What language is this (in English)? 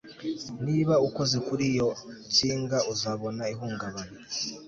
Kinyarwanda